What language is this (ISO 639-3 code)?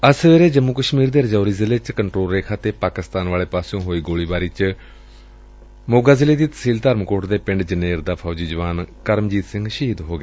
pan